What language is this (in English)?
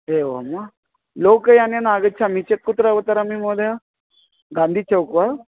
Sanskrit